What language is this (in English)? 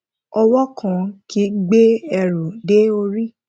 Yoruba